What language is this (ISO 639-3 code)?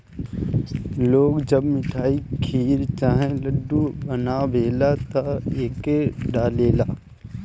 bho